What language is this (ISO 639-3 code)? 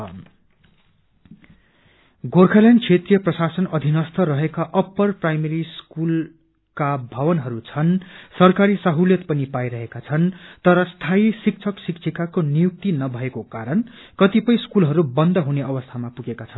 nep